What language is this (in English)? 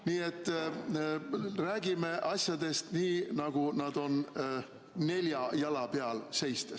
Estonian